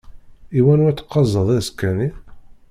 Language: Kabyle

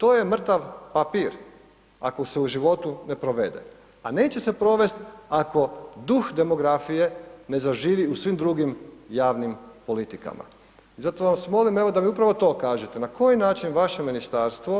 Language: Croatian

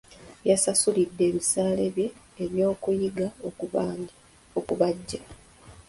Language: Ganda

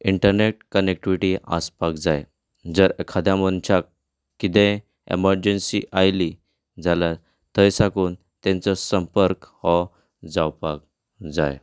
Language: Konkani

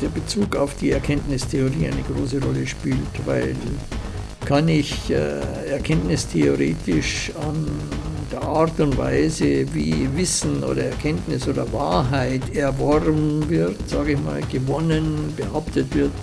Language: German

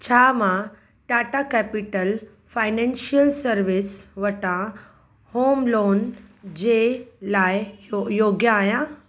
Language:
Sindhi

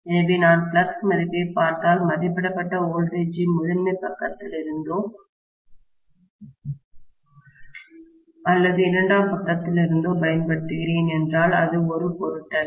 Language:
Tamil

